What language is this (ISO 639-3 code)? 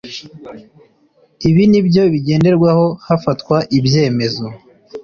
kin